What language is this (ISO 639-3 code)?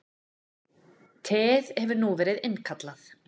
isl